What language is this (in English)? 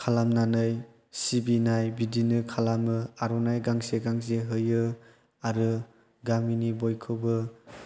Bodo